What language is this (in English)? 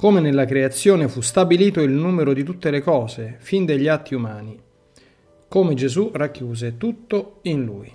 Italian